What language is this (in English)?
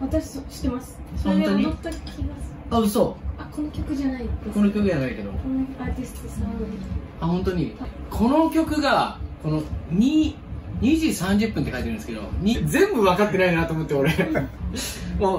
Japanese